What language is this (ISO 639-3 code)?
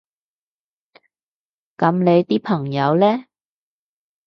yue